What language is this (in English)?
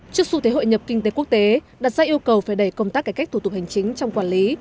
Vietnamese